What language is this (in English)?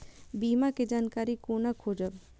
Maithili